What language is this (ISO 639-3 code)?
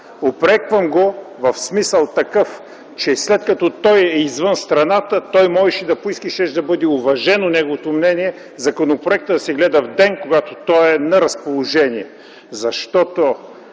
bul